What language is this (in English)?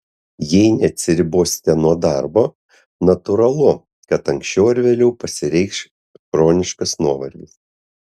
Lithuanian